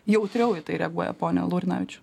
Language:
Lithuanian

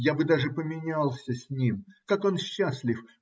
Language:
Russian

